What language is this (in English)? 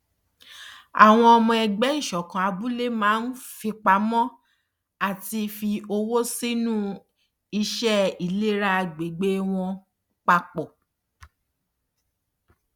Yoruba